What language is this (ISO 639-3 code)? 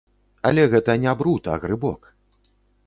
bel